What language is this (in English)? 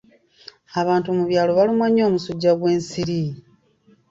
Ganda